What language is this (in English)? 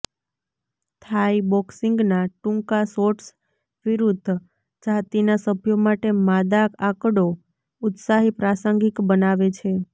Gujarati